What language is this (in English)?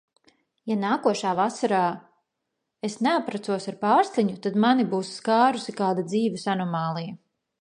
Latvian